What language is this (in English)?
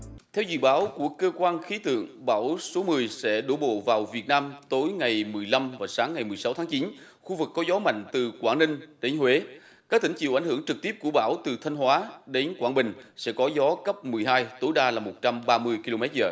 Vietnamese